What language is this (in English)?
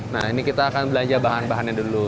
Indonesian